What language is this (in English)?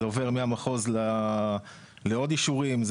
Hebrew